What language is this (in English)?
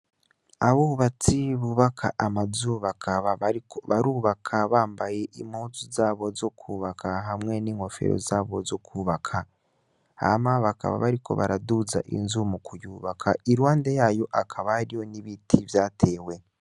Rundi